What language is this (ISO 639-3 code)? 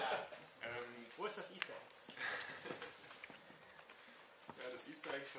deu